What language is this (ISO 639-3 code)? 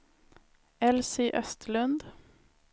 swe